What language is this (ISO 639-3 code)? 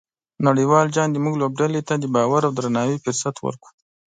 pus